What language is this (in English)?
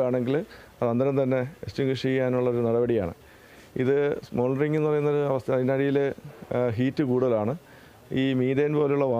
Romanian